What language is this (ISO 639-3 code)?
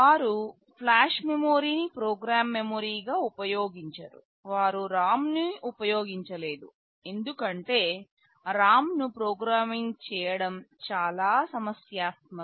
tel